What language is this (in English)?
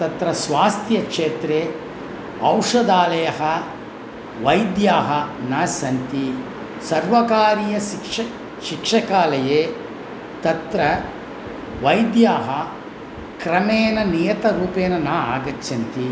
Sanskrit